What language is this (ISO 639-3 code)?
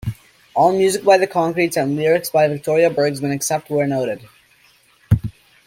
eng